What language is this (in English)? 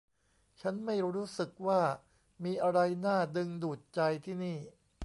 Thai